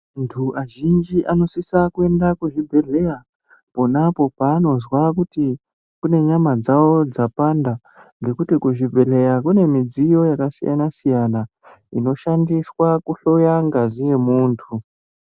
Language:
Ndau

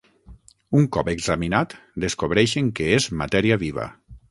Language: Catalan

